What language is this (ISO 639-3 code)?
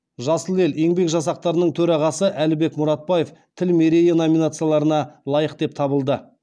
kaz